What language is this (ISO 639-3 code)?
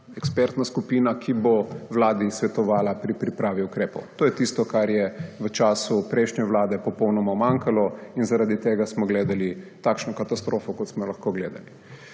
slv